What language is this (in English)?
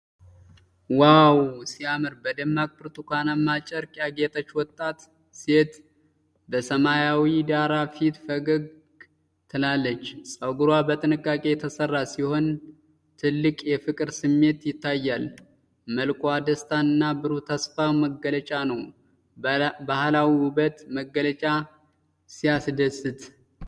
Amharic